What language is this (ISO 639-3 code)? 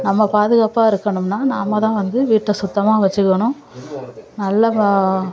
tam